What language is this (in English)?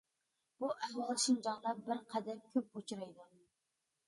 Uyghur